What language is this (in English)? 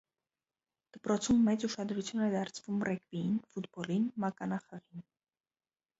Armenian